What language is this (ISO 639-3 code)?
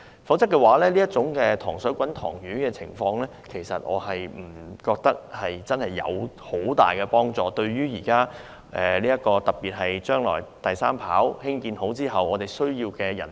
yue